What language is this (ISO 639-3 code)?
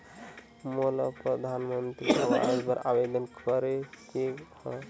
hne